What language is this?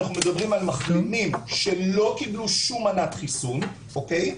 Hebrew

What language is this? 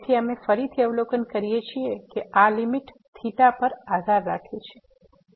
Gujarati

